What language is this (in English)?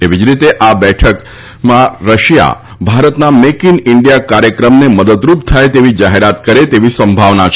Gujarati